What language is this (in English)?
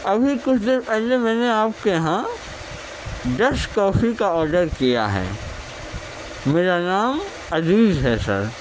Urdu